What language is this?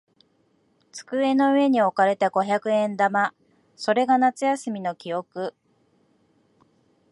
Japanese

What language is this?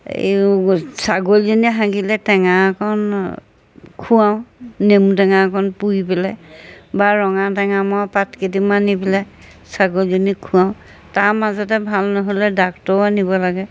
Assamese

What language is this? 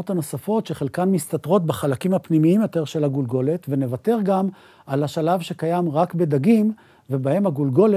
Hebrew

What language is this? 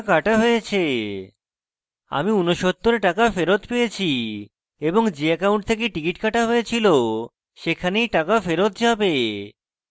Bangla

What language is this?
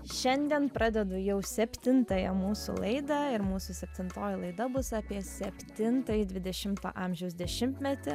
Lithuanian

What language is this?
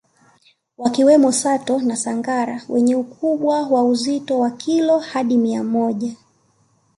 Swahili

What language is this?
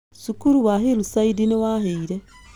Kikuyu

